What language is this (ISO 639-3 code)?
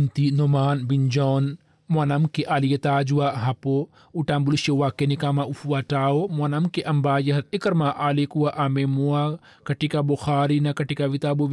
swa